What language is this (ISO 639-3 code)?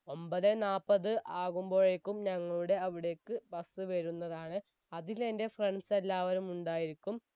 mal